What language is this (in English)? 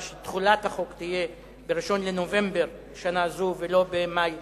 Hebrew